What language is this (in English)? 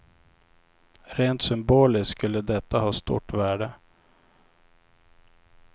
Swedish